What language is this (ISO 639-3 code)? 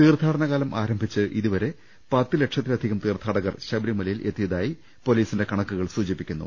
mal